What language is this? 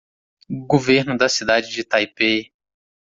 Portuguese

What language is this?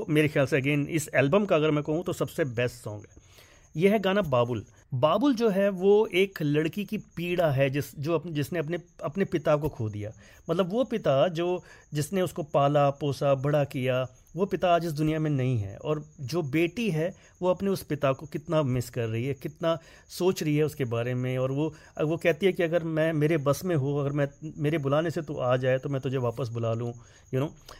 Hindi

